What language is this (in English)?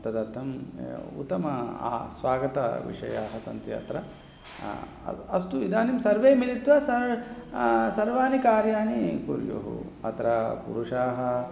Sanskrit